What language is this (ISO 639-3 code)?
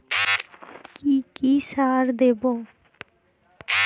ben